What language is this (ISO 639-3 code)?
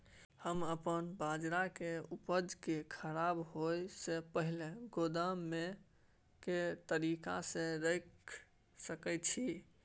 mai